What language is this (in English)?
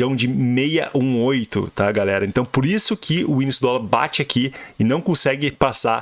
Portuguese